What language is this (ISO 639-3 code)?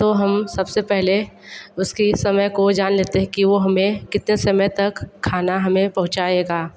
hin